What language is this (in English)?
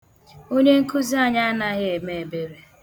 Igbo